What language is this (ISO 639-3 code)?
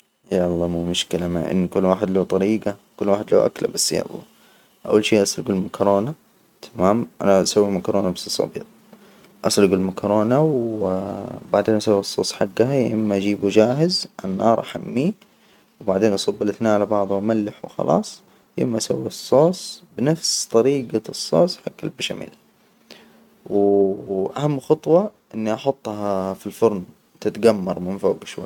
acw